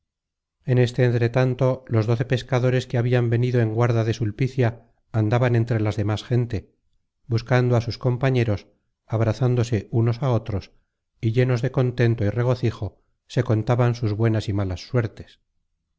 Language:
Spanish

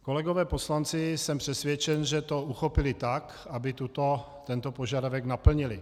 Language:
Czech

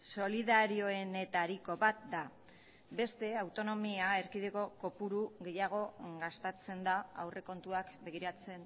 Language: Basque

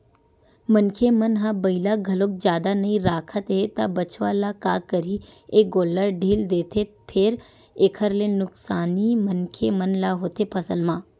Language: Chhattisgarhi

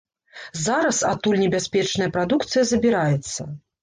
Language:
Belarusian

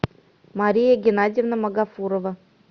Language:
Russian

